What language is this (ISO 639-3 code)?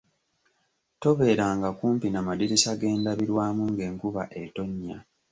lug